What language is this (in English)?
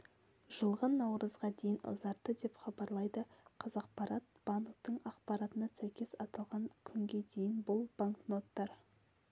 Kazakh